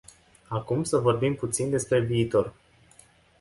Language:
Romanian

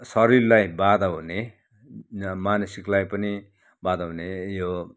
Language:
Nepali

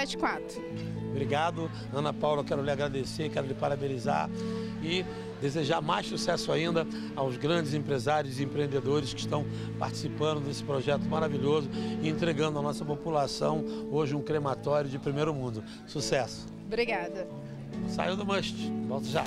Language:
Portuguese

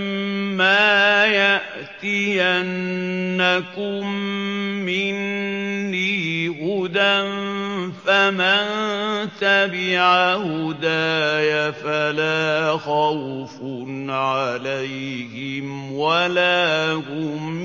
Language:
Arabic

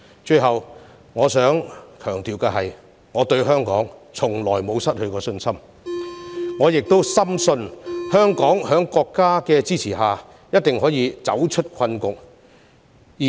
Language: Cantonese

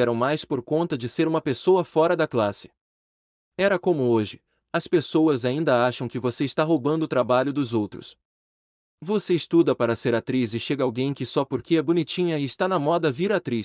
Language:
Portuguese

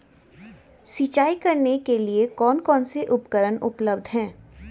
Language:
Hindi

